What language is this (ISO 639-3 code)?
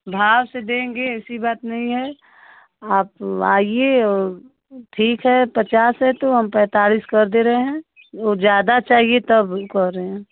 hin